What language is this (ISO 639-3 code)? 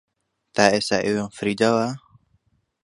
ckb